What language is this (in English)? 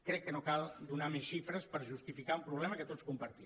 Catalan